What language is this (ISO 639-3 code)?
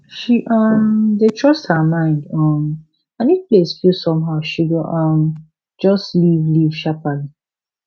pcm